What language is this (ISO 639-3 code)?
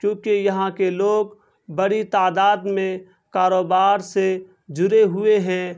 urd